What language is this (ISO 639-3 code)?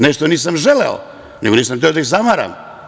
srp